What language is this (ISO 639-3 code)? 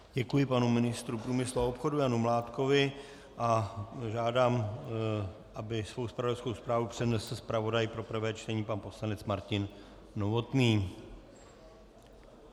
ces